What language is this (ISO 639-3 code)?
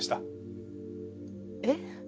jpn